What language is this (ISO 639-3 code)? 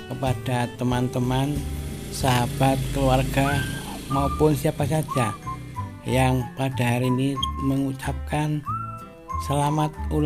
ind